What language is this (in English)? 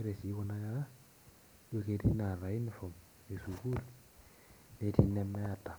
Masai